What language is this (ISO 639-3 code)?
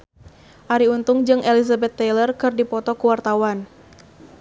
sun